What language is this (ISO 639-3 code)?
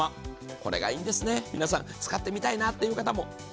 jpn